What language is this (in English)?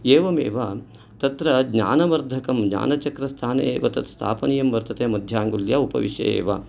Sanskrit